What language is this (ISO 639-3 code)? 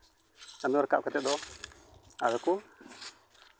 sat